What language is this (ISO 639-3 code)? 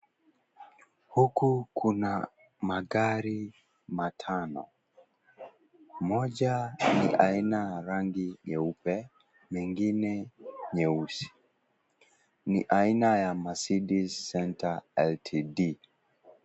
swa